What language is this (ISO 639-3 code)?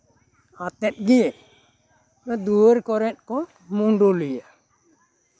sat